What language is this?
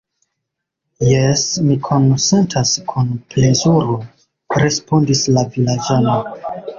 Esperanto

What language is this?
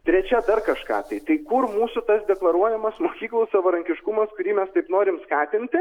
Lithuanian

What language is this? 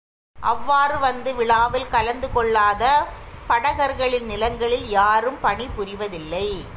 Tamil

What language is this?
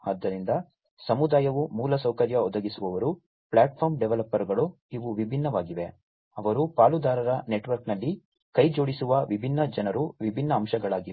Kannada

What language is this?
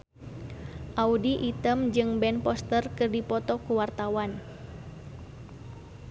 Sundanese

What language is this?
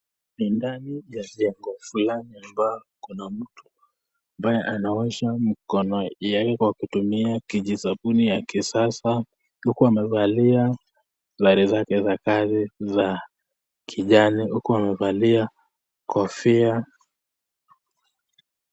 Swahili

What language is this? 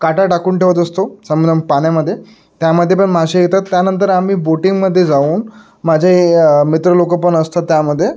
Marathi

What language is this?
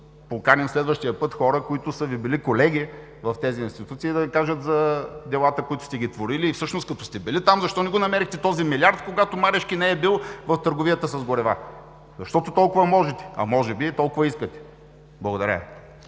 Bulgarian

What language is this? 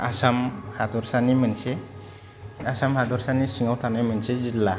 Bodo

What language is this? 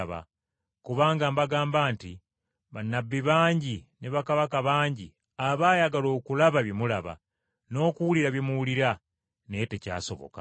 Ganda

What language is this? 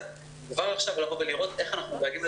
Hebrew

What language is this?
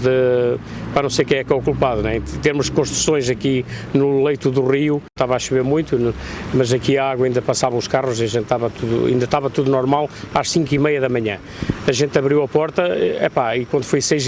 Portuguese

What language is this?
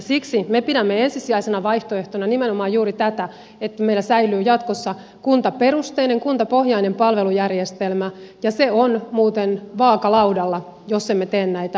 Finnish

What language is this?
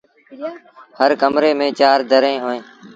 Sindhi Bhil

